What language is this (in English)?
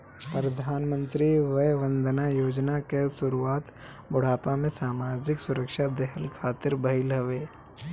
Bhojpuri